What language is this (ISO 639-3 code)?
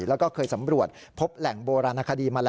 tha